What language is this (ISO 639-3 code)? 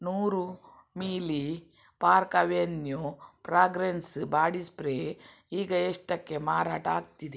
kan